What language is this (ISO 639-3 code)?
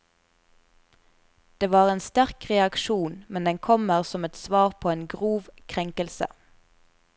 nor